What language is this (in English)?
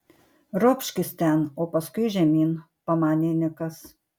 Lithuanian